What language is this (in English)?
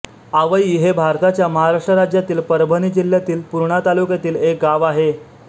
Marathi